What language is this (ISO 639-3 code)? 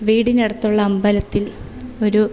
mal